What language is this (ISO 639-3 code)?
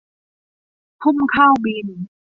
tha